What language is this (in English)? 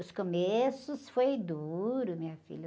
Portuguese